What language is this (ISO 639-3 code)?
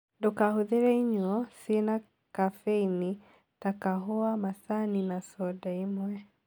kik